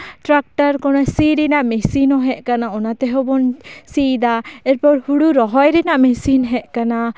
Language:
Santali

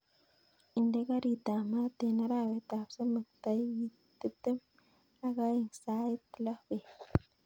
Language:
Kalenjin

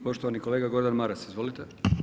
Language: Croatian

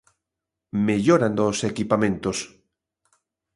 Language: Galician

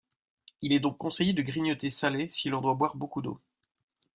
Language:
French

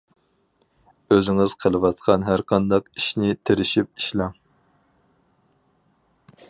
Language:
Uyghur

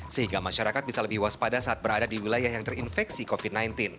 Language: Indonesian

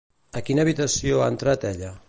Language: Catalan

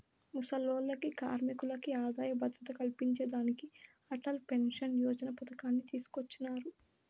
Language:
Telugu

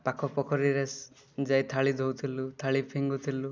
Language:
Odia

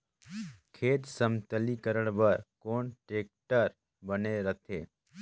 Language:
Chhattisgarhi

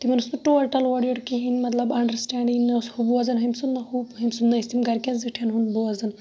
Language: Kashmiri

